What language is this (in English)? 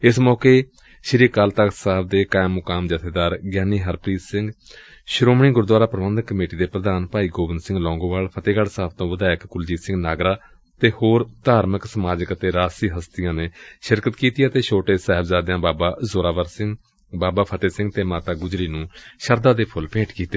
Punjabi